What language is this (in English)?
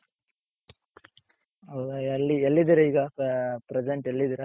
Kannada